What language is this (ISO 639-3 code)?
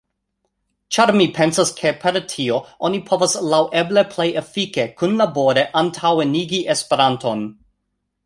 epo